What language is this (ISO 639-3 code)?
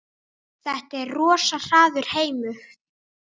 isl